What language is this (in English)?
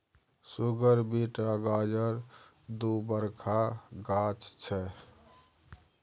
Maithili